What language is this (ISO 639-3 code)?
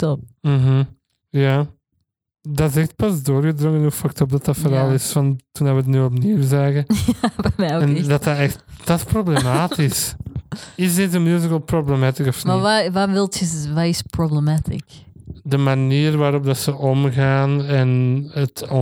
nld